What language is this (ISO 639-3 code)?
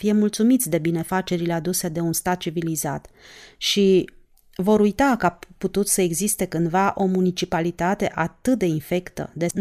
ron